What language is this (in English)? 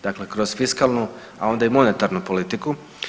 Croatian